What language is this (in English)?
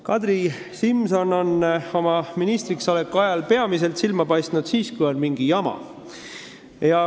Estonian